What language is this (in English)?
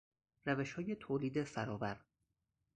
Persian